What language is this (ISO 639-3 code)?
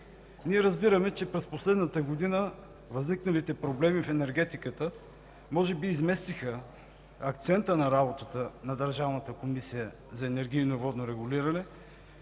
bul